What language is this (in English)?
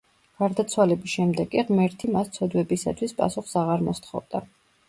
Georgian